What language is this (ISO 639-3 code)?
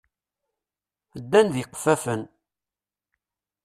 kab